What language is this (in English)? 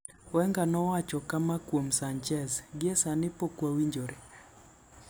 Luo (Kenya and Tanzania)